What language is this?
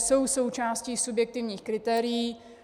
Czech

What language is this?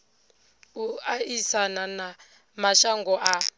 Venda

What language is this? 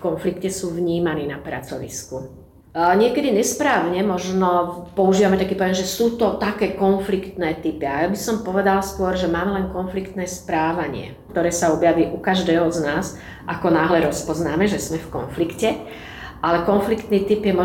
Slovak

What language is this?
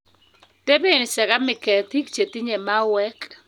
Kalenjin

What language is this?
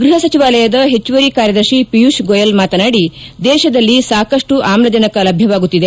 Kannada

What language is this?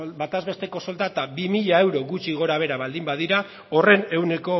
Basque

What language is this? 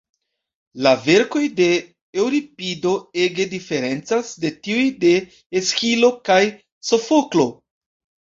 Esperanto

